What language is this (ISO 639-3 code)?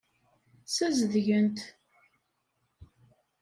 kab